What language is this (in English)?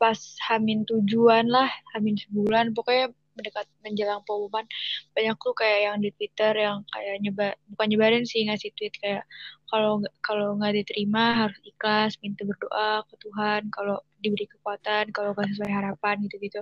Indonesian